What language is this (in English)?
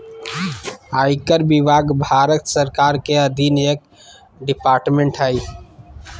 Magahi